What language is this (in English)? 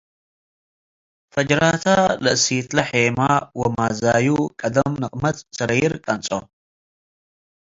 Tigre